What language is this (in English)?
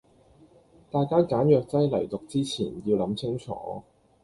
Cantonese